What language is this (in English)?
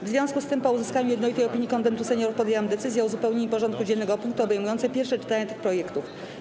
Polish